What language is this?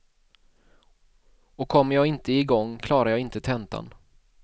Swedish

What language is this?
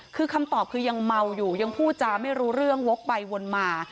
Thai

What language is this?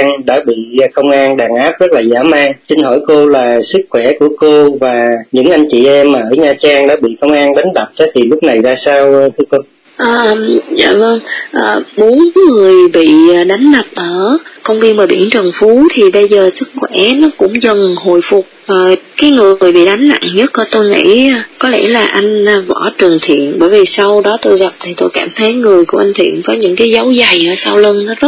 Vietnamese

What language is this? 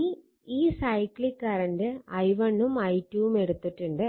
Malayalam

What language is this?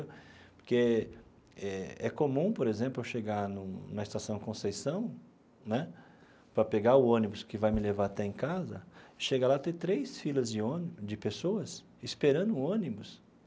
Portuguese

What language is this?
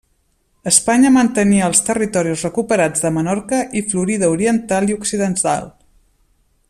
Catalan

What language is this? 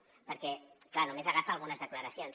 Catalan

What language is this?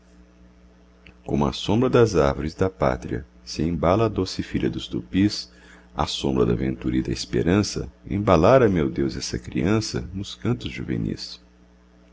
Portuguese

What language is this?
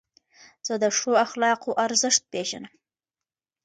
Pashto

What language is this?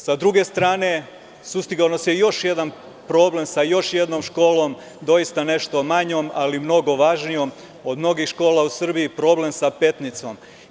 Serbian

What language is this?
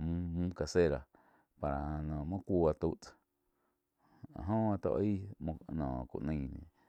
Quiotepec Chinantec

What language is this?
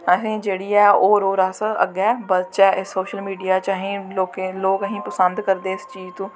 Dogri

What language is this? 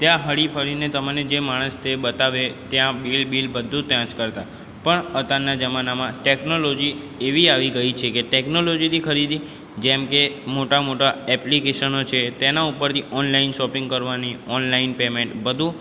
Gujarati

